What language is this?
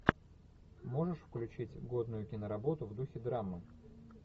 Russian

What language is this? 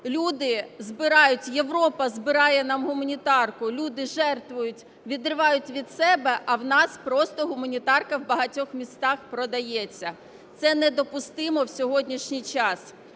Ukrainian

